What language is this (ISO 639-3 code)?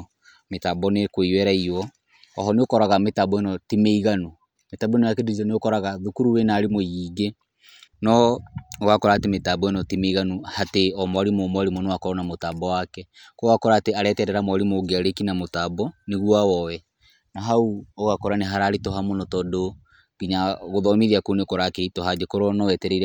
kik